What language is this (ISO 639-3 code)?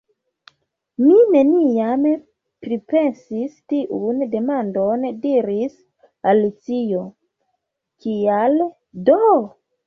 epo